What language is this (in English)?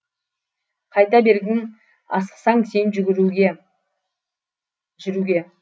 Kazakh